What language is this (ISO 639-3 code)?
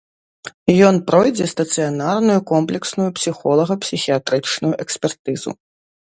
bel